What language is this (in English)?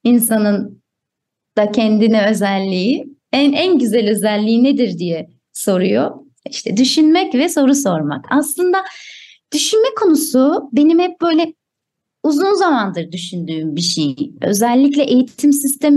Turkish